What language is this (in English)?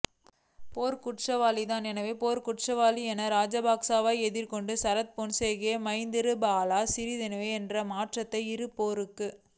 Tamil